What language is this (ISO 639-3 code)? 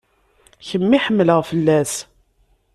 kab